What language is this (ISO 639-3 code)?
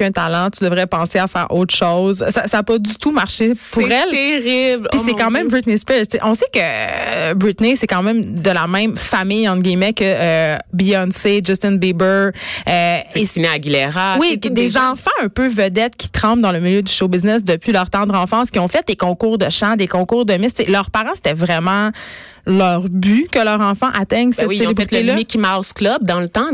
fra